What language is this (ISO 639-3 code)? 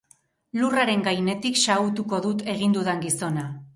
eus